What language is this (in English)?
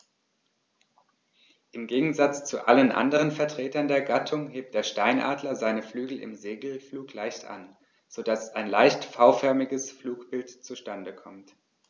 German